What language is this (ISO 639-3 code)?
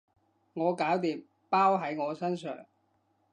yue